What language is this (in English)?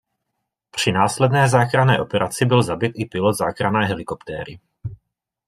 Czech